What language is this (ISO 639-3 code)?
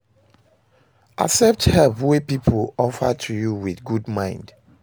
pcm